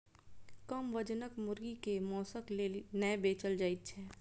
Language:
Maithili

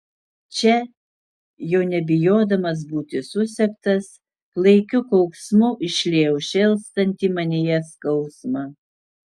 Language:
Lithuanian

